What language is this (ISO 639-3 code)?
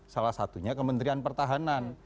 ind